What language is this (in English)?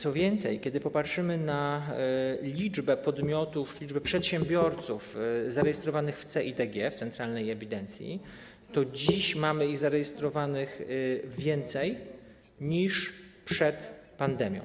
Polish